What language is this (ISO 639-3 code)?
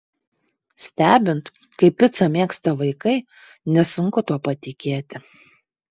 lit